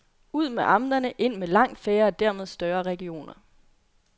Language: Danish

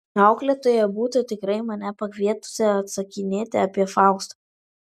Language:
Lithuanian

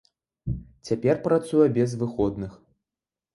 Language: Belarusian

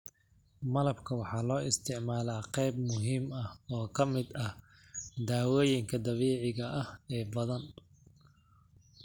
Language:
Somali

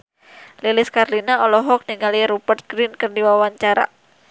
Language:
Sundanese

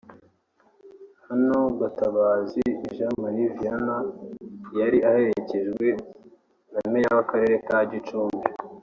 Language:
Kinyarwanda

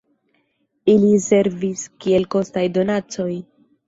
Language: Esperanto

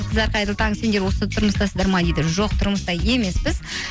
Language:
Kazakh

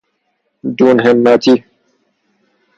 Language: Persian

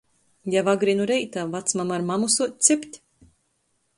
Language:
Latgalian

